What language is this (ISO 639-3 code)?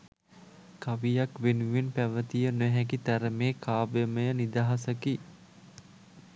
sin